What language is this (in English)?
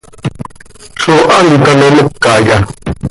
Seri